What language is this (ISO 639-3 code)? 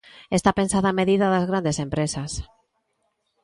glg